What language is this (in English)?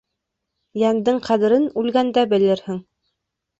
Bashkir